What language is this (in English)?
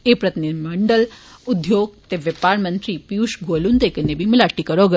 Dogri